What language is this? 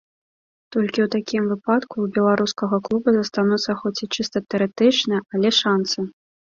Belarusian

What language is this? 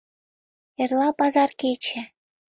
Mari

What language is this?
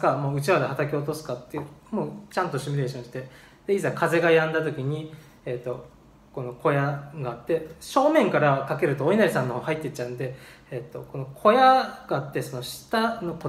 Japanese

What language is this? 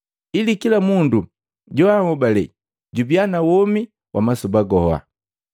Matengo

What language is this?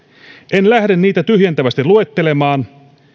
Finnish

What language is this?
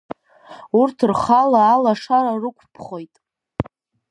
Abkhazian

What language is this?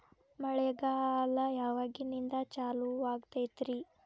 Kannada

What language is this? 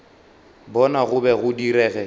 Northern Sotho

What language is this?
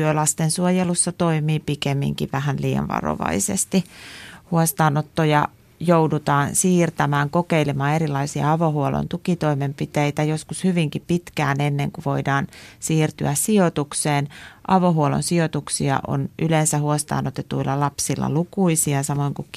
Finnish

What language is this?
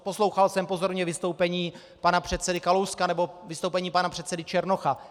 Czech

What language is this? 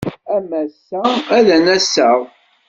Kabyle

